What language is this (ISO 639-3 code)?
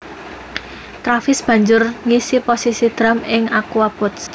jav